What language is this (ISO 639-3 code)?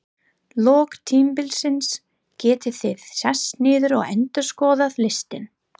isl